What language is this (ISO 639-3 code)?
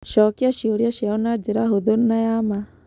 kik